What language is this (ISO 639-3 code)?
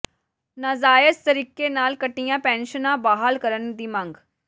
pan